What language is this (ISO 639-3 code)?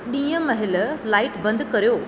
snd